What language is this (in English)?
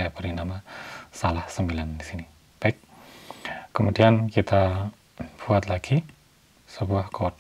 Indonesian